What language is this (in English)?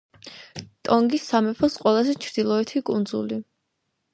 Georgian